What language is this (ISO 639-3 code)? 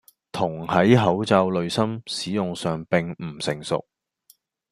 yue